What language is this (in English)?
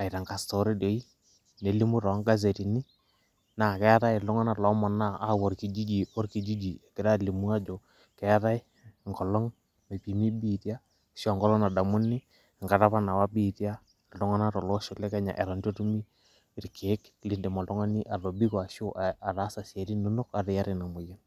Masai